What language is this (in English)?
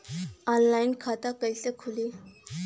Bhojpuri